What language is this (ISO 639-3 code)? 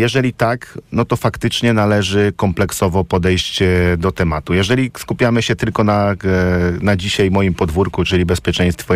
pol